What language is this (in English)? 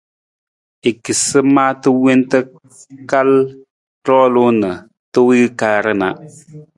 Nawdm